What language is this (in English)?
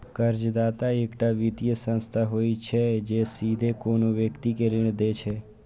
Maithili